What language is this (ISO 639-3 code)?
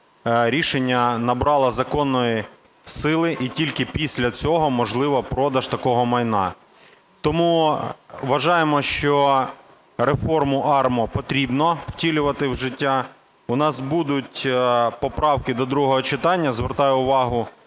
ukr